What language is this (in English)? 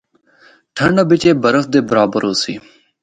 Northern Hindko